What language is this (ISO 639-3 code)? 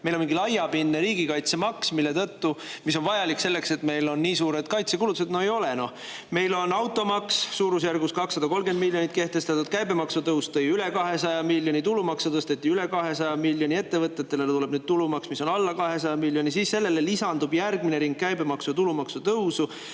est